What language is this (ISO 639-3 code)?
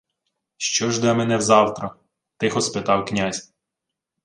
ukr